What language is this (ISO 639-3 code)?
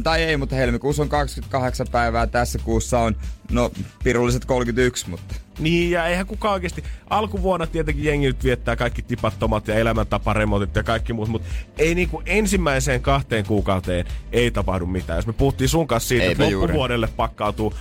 fin